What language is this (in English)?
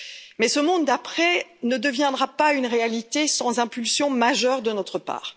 French